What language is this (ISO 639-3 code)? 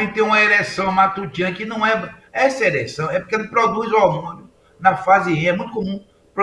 por